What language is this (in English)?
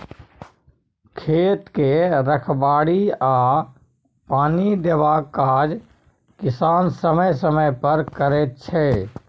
Maithili